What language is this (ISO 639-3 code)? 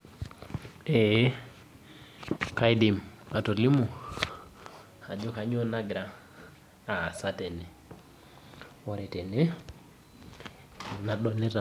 mas